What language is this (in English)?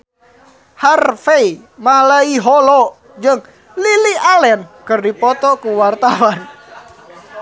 Sundanese